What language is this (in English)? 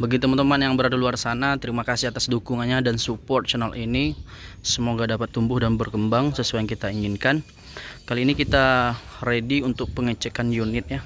Indonesian